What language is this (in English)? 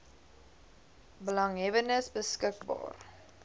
Afrikaans